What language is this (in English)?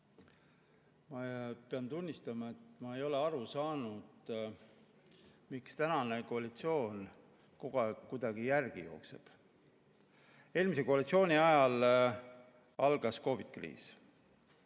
Estonian